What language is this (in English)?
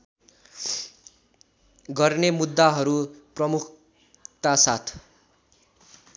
Nepali